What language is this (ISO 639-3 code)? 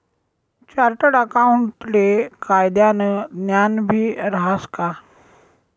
mar